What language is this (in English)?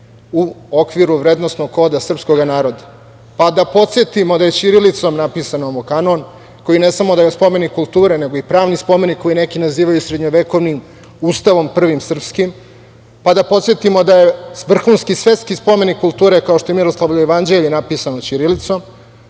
Serbian